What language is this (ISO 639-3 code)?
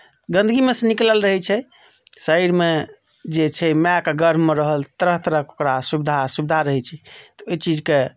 mai